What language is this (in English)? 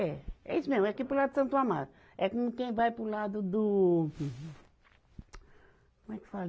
Portuguese